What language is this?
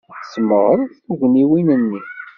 Kabyle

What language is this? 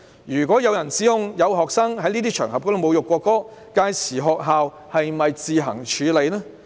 Cantonese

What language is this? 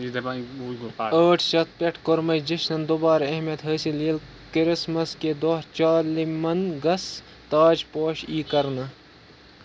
Kashmiri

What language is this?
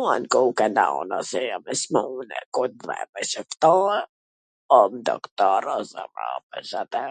Gheg Albanian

